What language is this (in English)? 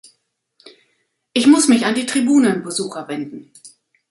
German